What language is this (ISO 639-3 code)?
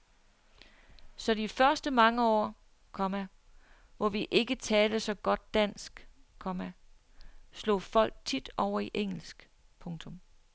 dan